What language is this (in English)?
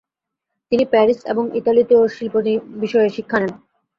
Bangla